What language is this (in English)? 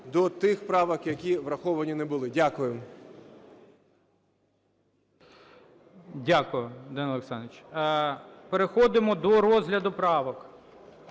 Ukrainian